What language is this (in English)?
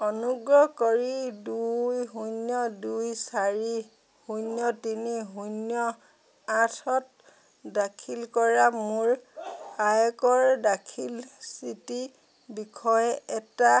Assamese